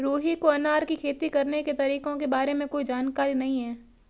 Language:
Hindi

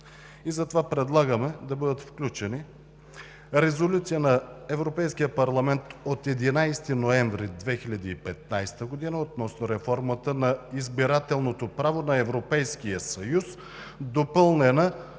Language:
Bulgarian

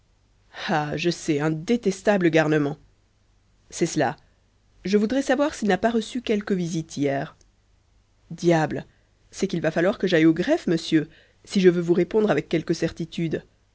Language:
French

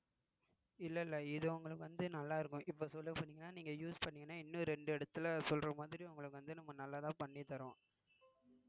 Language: Tamil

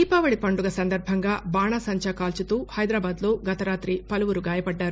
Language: Telugu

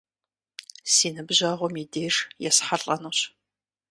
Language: Kabardian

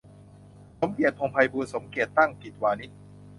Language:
Thai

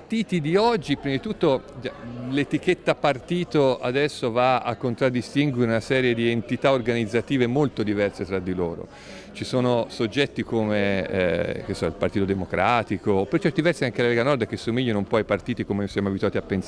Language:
Italian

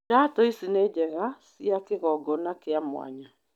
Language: Kikuyu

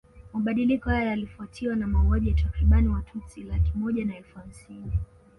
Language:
Swahili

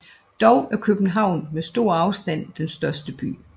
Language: Danish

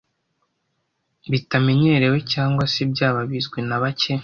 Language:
Kinyarwanda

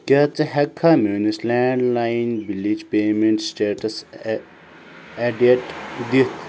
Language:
Kashmiri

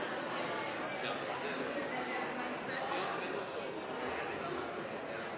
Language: Norwegian Nynorsk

